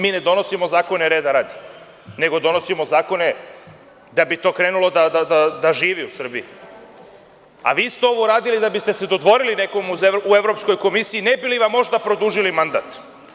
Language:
Serbian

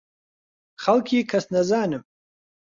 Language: Central Kurdish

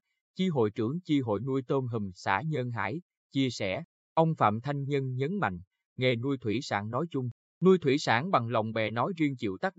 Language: Vietnamese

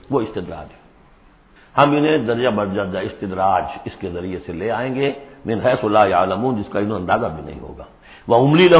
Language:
Urdu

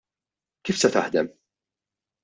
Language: Maltese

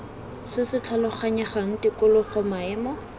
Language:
Tswana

